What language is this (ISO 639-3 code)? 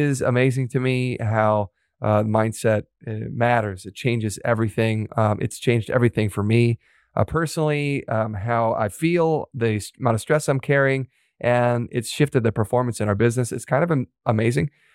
eng